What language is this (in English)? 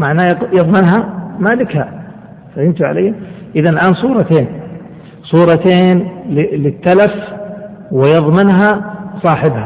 Arabic